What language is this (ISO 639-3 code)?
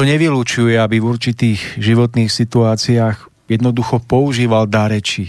slk